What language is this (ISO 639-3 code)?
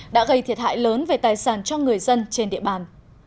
vie